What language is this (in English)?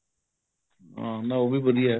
Punjabi